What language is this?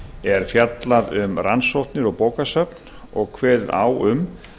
Icelandic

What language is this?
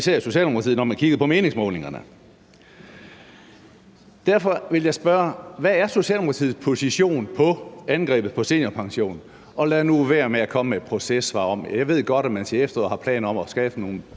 Danish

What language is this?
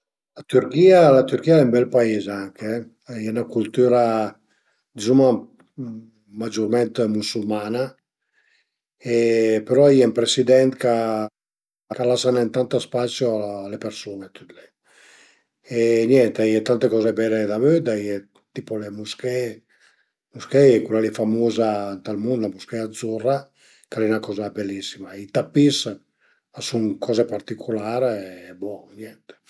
Piedmontese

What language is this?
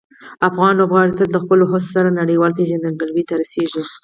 Pashto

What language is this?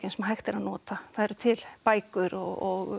Icelandic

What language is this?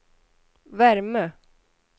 Swedish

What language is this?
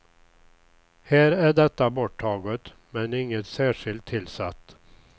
Swedish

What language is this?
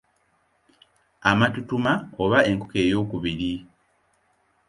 Ganda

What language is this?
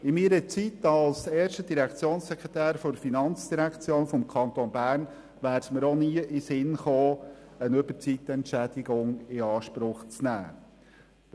Swiss German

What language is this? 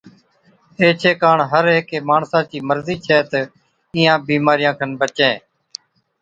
Od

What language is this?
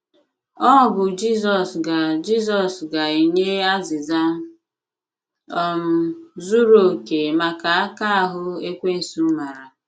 Igbo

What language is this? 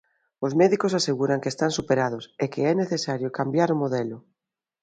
Galician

